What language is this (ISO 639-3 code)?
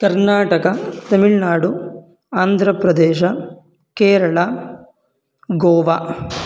san